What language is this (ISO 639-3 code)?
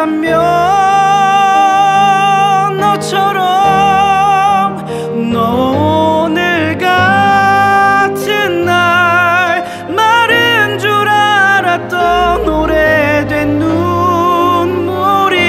kor